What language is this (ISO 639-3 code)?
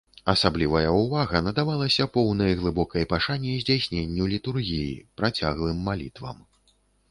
bel